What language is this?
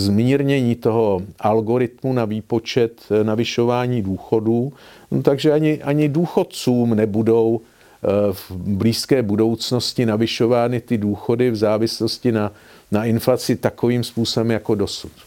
Czech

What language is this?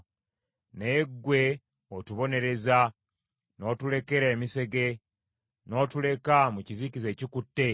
Ganda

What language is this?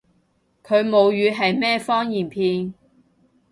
Cantonese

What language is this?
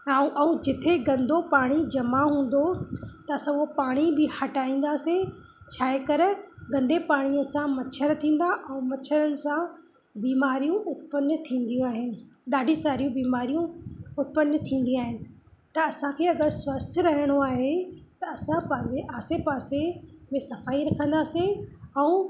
Sindhi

